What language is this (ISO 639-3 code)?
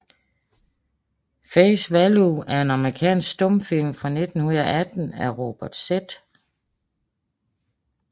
dan